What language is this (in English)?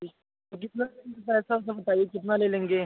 Hindi